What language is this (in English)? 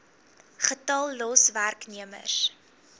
Afrikaans